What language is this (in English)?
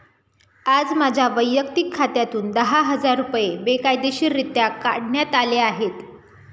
Marathi